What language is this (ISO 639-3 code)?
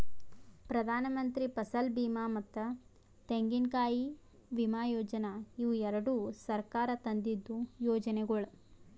kan